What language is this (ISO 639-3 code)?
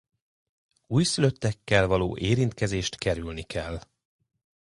hun